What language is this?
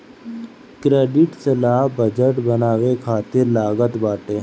Bhojpuri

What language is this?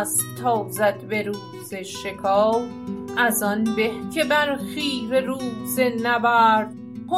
Persian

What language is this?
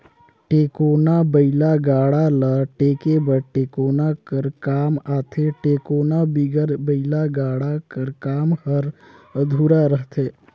Chhattisgarhi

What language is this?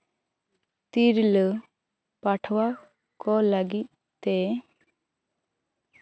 Santali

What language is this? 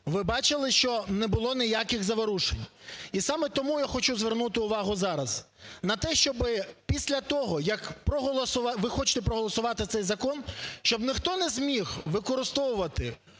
Ukrainian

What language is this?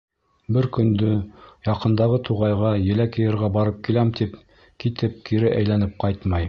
Bashkir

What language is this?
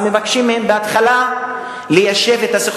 Hebrew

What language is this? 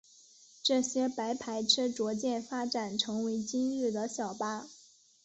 Chinese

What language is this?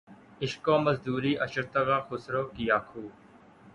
Urdu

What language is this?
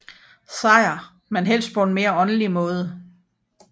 Danish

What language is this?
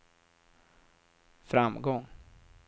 Swedish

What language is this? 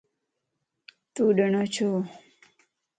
Lasi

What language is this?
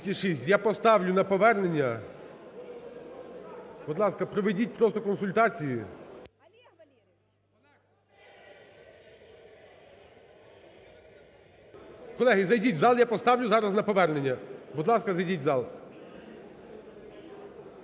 Ukrainian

